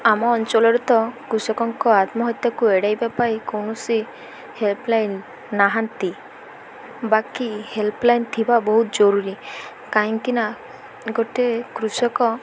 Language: Odia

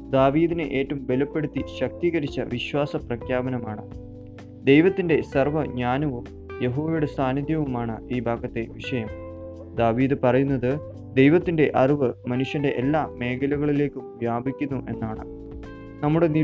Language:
Malayalam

